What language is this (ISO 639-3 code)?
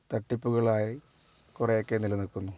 mal